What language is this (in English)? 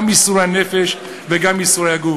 Hebrew